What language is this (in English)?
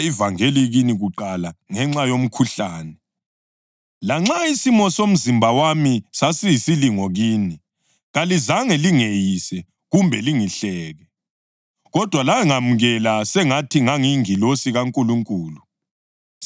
North Ndebele